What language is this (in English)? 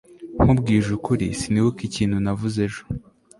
Kinyarwanda